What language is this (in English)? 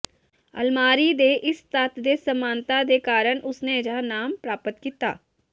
Punjabi